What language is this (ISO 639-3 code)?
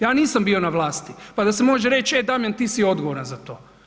hrv